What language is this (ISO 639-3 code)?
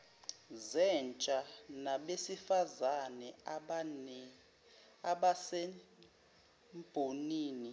zul